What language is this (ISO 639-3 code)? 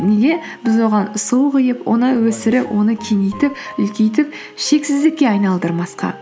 kaz